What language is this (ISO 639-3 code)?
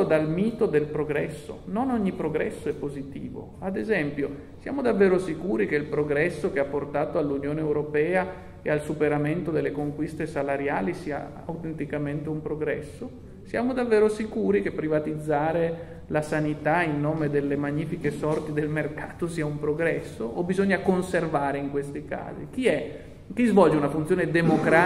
ita